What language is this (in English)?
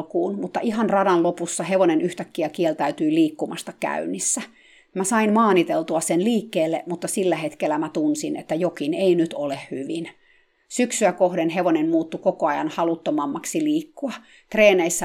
Finnish